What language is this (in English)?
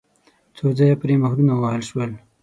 Pashto